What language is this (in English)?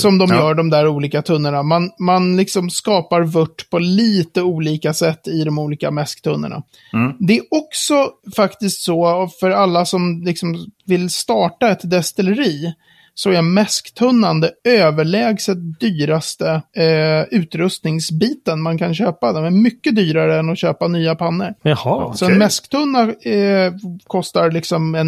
Swedish